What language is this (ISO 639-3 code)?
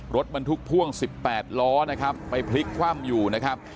tha